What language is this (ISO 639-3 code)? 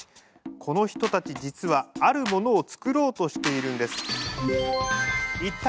jpn